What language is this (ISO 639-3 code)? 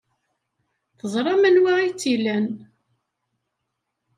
kab